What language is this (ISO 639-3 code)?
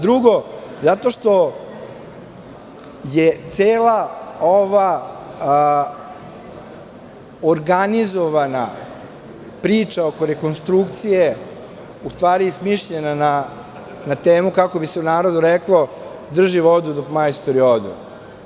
srp